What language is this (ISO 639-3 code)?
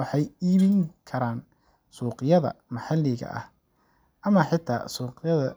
som